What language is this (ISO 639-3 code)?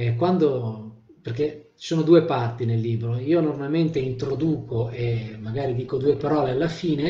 ita